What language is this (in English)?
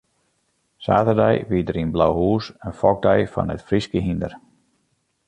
Western Frisian